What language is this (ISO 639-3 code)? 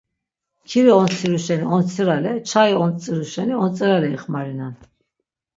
lzz